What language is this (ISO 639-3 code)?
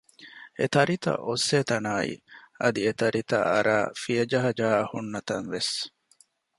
div